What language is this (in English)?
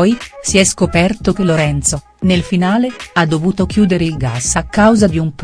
Italian